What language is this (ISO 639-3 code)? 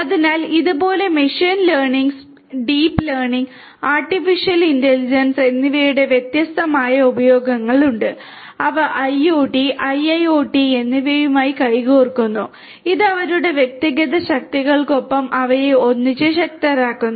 mal